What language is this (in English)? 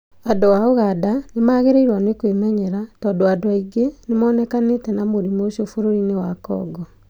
Kikuyu